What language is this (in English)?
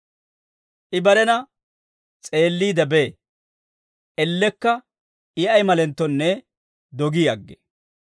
Dawro